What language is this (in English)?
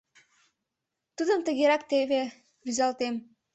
Mari